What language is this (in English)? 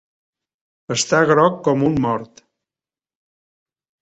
Catalan